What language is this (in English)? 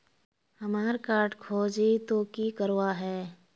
Magahi